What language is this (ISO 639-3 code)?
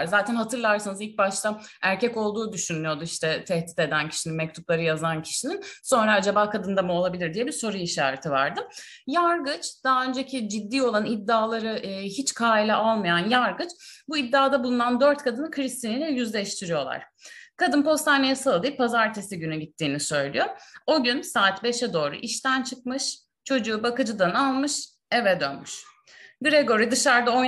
tur